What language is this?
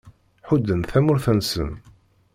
Kabyle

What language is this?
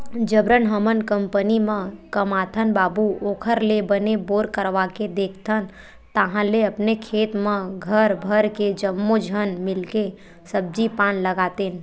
Chhattisgarhi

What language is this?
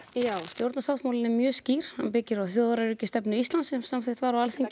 Icelandic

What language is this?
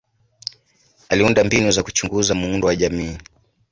Swahili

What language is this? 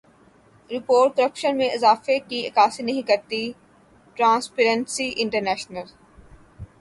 Urdu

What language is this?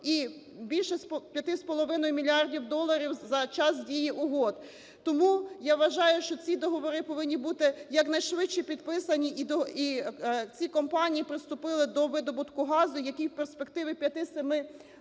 Ukrainian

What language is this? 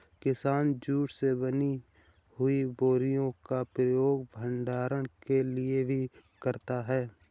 Hindi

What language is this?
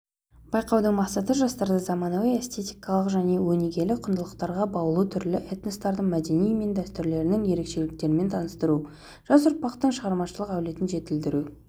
Kazakh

